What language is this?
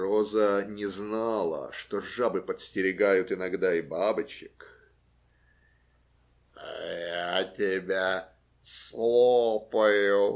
Russian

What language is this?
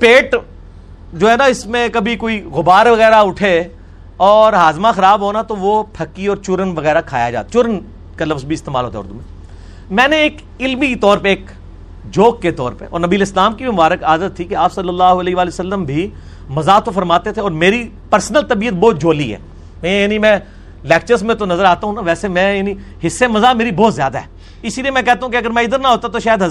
Urdu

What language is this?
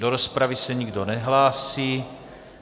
Czech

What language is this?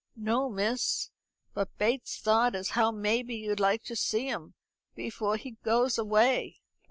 English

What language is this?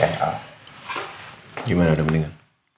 Indonesian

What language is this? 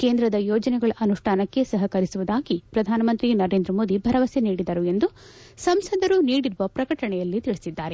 Kannada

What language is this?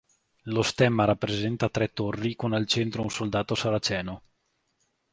Italian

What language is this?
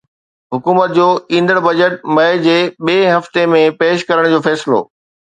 Sindhi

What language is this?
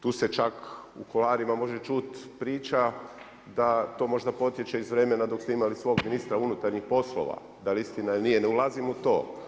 Croatian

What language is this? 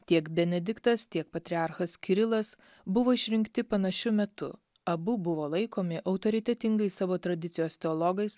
Lithuanian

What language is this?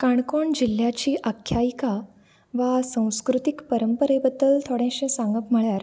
Konkani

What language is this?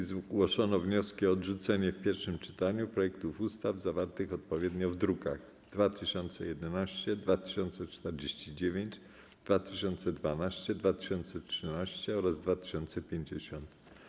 Polish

